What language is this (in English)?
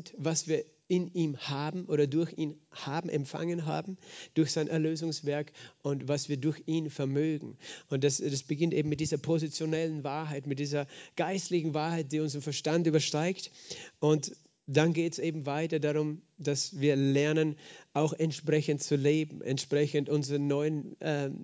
German